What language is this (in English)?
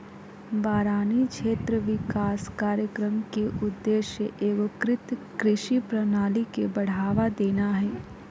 Magahi